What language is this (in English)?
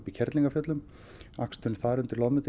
Icelandic